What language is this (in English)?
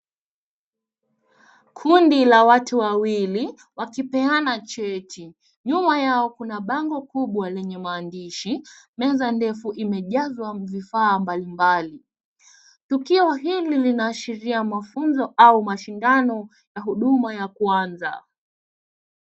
Swahili